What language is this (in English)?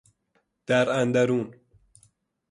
Persian